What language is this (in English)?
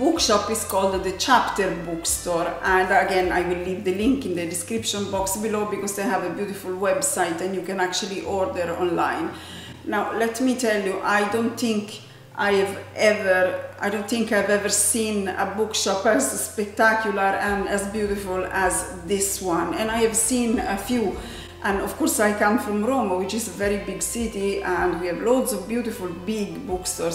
English